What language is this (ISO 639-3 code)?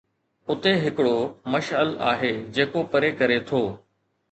snd